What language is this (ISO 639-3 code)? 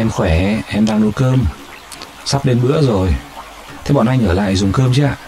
vie